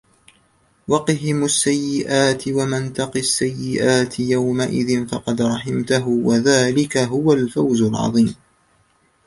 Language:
Arabic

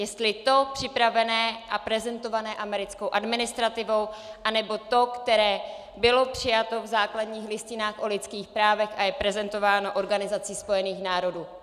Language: Czech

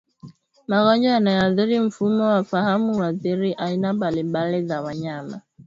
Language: Swahili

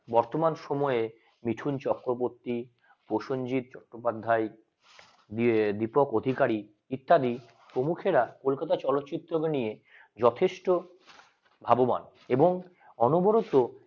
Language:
Bangla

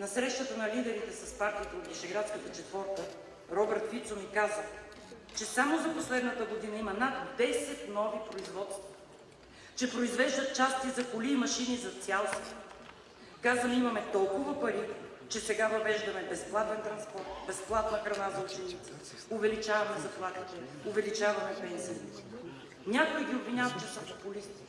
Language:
Spanish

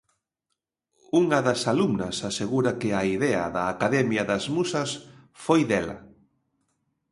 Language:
Galician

